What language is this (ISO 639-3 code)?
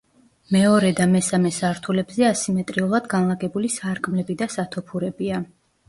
kat